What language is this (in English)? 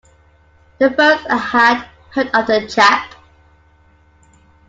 English